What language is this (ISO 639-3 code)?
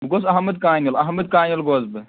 kas